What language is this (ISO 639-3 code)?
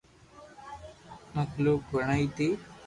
lrk